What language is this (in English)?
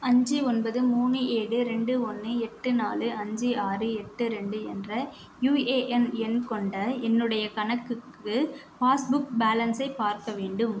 Tamil